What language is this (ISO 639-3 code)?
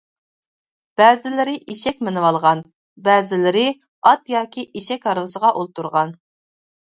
uig